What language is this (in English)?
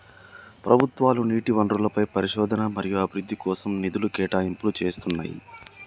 Telugu